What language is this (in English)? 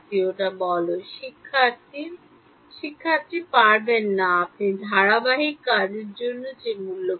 Bangla